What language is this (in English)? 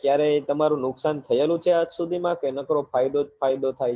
Gujarati